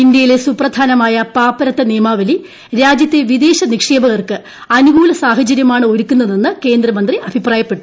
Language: Malayalam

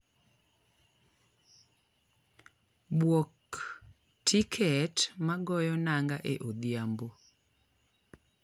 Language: Luo (Kenya and Tanzania)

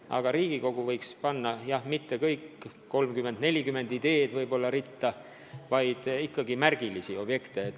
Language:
Estonian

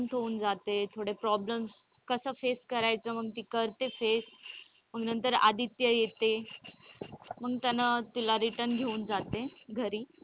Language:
Marathi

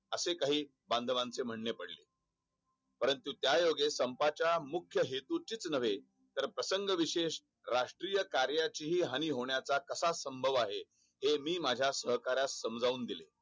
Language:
Marathi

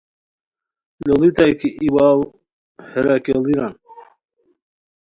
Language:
Khowar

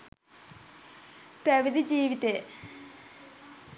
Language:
Sinhala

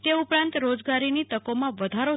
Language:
Gujarati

